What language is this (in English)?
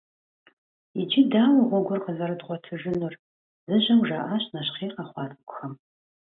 Kabardian